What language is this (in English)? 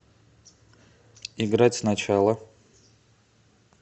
Russian